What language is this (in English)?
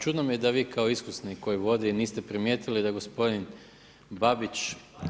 Croatian